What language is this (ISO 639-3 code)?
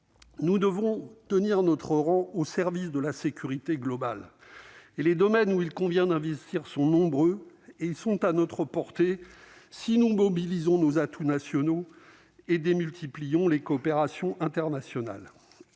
fra